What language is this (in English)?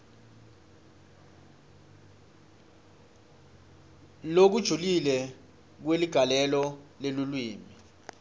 Swati